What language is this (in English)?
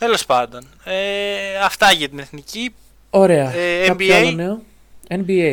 Greek